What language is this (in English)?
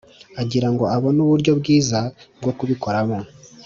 Kinyarwanda